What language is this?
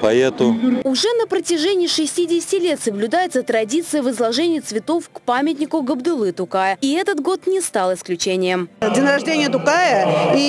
Russian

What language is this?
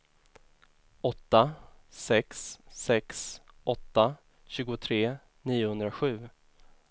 Swedish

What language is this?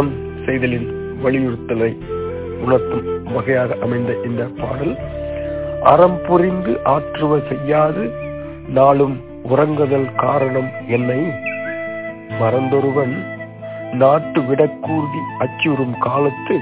Tamil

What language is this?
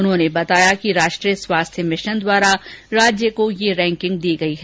Hindi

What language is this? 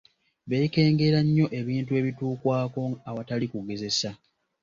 Ganda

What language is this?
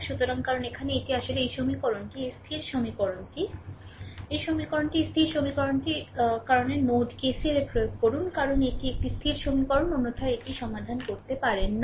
Bangla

